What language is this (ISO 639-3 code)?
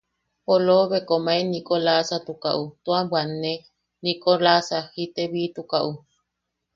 yaq